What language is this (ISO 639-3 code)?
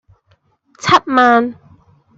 yue